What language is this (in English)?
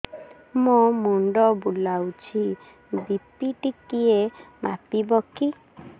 Odia